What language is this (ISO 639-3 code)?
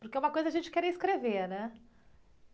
por